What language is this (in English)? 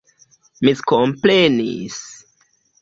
Esperanto